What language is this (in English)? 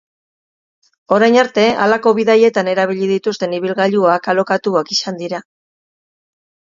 Basque